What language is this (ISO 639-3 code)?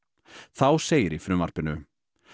isl